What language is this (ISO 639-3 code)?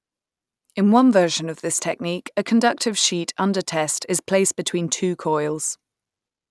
eng